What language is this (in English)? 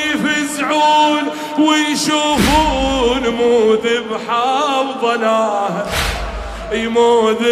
Arabic